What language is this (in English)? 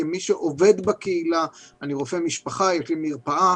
Hebrew